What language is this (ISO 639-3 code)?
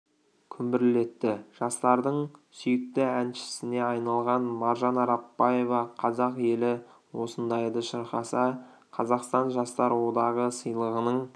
kaz